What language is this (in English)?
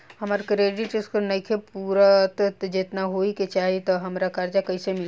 Bhojpuri